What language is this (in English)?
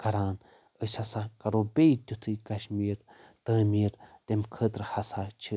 Kashmiri